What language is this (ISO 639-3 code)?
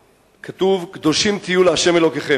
heb